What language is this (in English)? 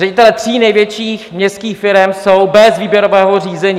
Czech